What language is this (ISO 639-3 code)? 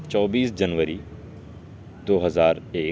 urd